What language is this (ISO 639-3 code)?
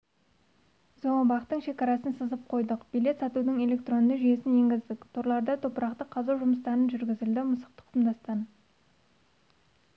kaz